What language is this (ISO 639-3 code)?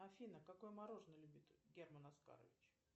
rus